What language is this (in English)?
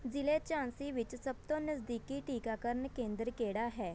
Punjabi